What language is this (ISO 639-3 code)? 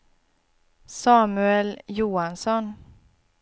swe